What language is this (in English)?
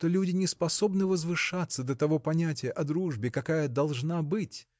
Russian